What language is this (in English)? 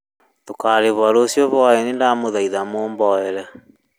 Kikuyu